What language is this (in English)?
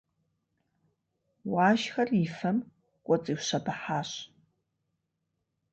Kabardian